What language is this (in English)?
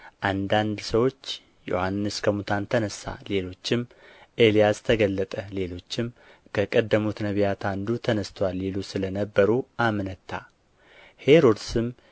Amharic